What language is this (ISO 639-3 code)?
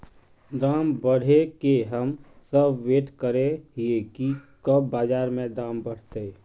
mag